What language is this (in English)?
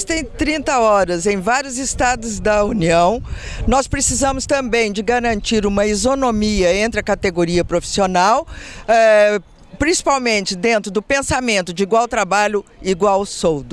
Portuguese